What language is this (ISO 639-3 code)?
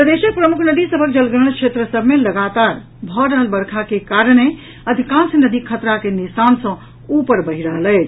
mai